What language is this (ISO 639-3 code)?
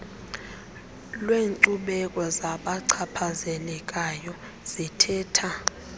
xho